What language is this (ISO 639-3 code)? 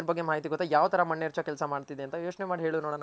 kan